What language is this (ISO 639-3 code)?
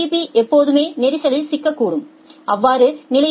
tam